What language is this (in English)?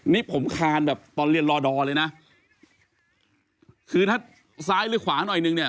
Thai